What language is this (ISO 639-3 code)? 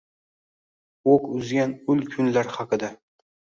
uzb